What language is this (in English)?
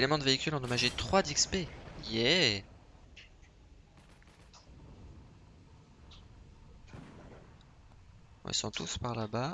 French